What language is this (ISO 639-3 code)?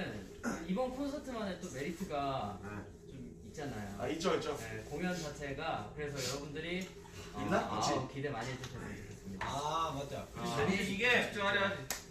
kor